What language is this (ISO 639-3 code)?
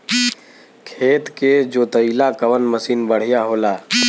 bho